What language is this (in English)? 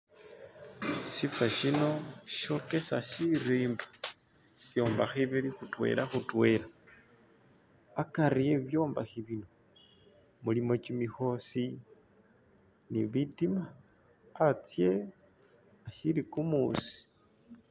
Masaaba